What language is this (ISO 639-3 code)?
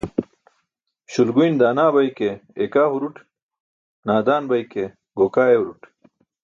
bsk